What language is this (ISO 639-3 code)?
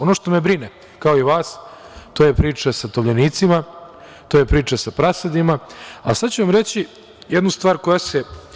srp